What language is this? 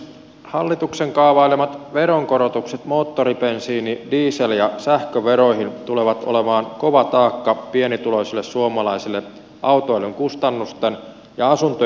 Finnish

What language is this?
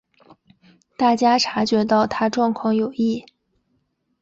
Chinese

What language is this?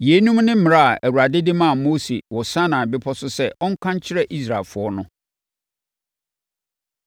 Akan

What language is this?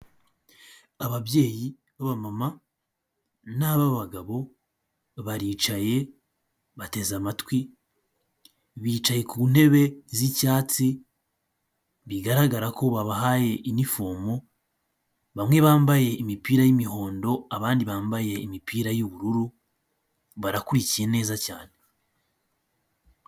Kinyarwanda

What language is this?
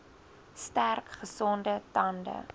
Afrikaans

